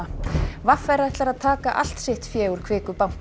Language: Icelandic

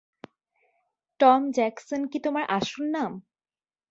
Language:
Bangla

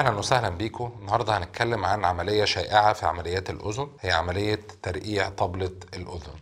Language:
Arabic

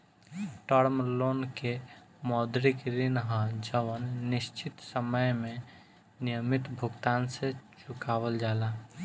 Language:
Bhojpuri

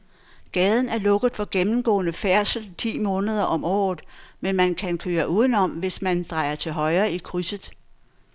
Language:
Danish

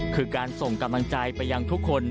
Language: Thai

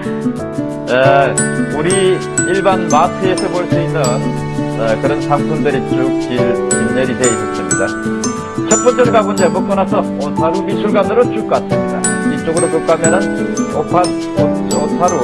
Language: Korean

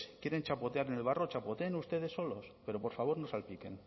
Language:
Spanish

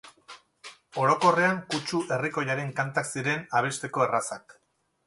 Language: Basque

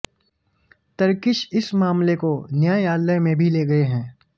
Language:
Hindi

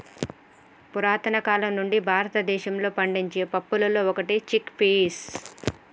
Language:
Telugu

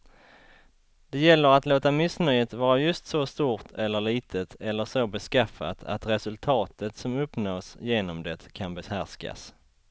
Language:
Swedish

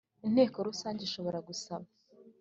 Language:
Kinyarwanda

